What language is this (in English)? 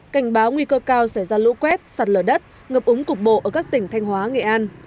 Vietnamese